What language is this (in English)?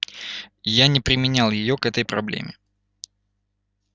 Russian